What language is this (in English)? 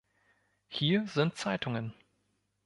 German